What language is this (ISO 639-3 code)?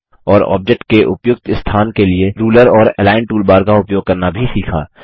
hin